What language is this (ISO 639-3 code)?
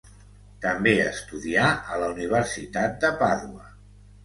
cat